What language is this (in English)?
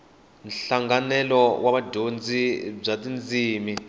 Tsonga